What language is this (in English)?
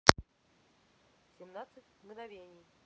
Russian